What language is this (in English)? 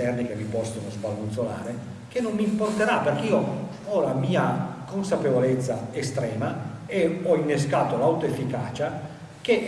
Italian